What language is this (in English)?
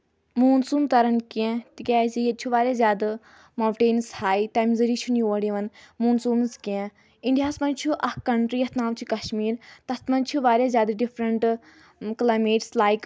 Kashmiri